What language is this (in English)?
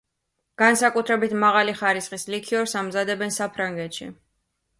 Georgian